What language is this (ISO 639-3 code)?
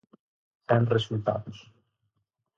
glg